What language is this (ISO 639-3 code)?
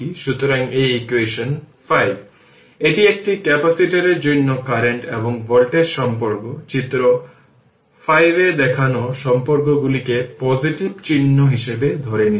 ben